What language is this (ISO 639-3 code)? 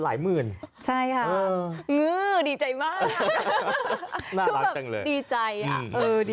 tha